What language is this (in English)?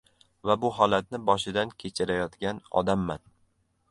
Uzbek